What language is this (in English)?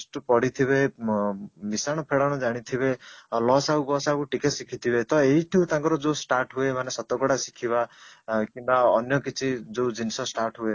Odia